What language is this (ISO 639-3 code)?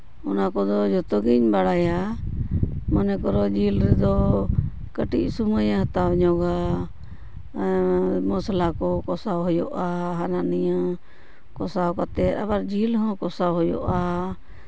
sat